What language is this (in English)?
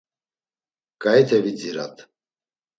Laz